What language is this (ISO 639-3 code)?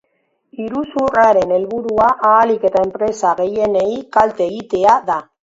eus